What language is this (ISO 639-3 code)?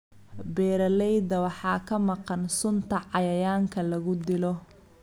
som